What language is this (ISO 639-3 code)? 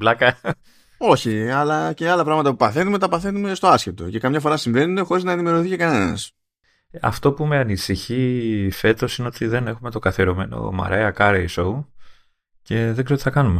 ell